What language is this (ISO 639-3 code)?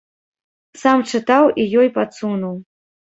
bel